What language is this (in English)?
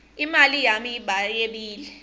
Swati